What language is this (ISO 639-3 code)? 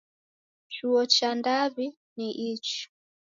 dav